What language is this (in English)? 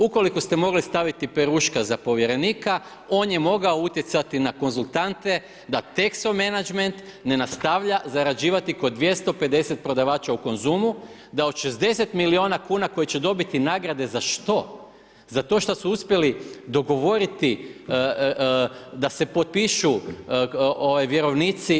Croatian